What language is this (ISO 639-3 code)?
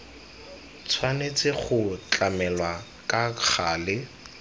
tsn